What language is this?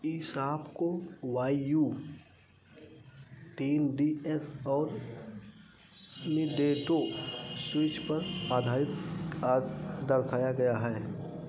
Hindi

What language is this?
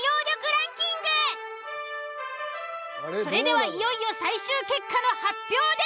Japanese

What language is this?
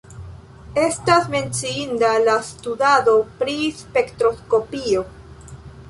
Esperanto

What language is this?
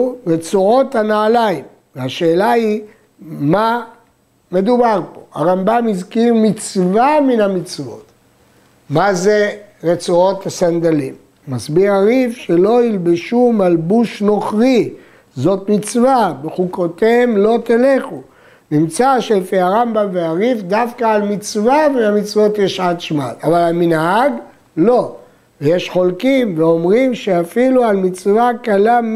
Hebrew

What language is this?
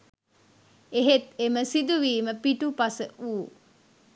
Sinhala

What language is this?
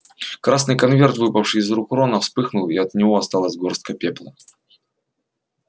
Russian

